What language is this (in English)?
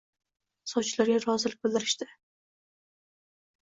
Uzbek